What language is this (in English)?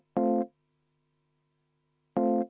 Estonian